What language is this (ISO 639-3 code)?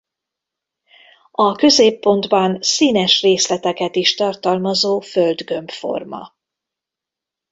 hun